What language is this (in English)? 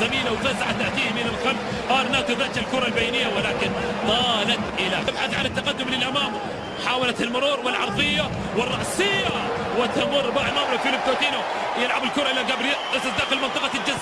Arabic